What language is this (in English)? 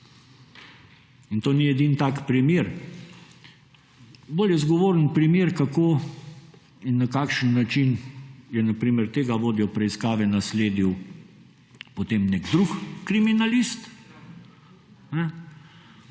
Slovenian